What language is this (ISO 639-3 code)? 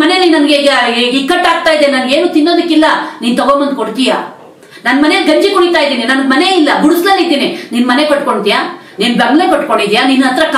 ind